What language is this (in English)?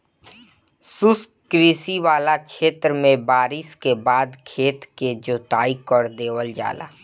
Bhojpuri